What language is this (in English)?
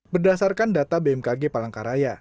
Indonesian